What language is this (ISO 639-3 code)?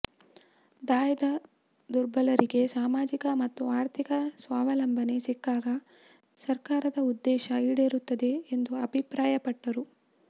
kan